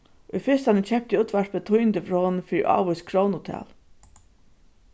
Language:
Faroese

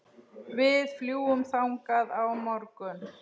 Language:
Icelandic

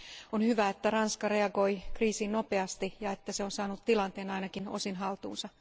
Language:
Finnish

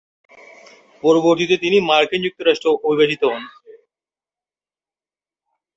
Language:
Bangla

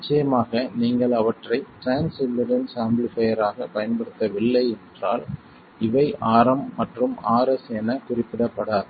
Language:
Tamil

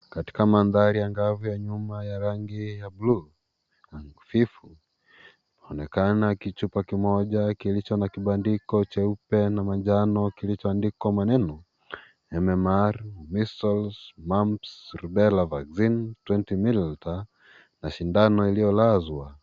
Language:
Swahili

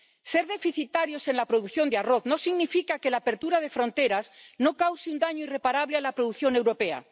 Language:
Spanish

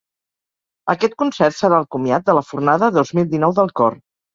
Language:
Catalan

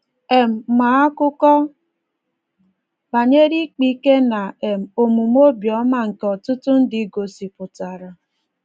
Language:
Igbo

